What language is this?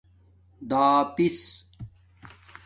Domaaki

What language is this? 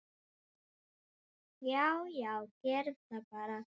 Icelandic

